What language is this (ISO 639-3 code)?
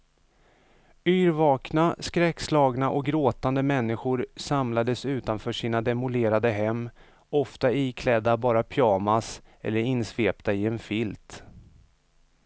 swe